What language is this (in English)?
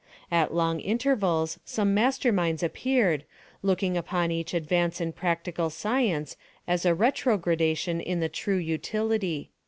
English